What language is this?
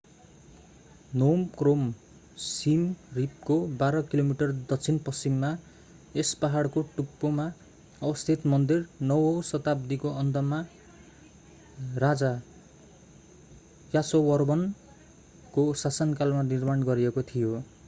Nepali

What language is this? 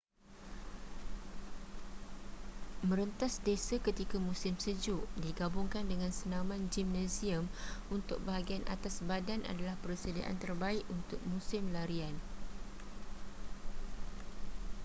Malay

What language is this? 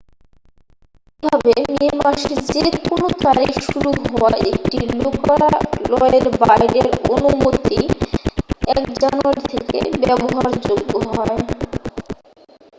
Bangla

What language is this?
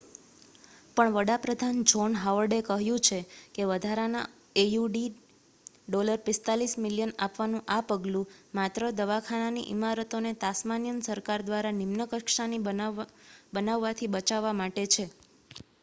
Gujarati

